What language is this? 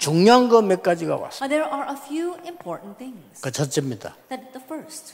Korean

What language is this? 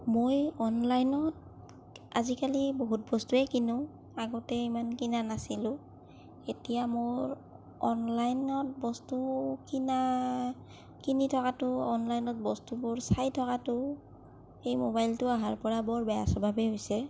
Assamese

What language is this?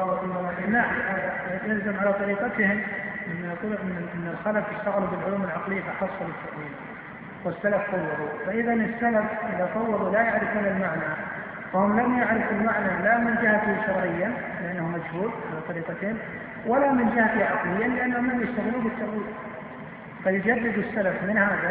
Arabic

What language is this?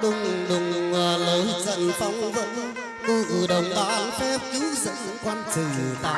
Vietnamese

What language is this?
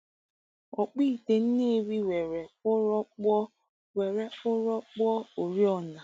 Igbo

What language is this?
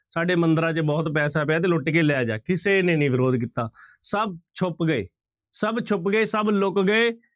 Punjabi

